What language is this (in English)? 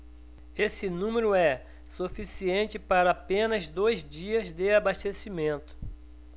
Portuguese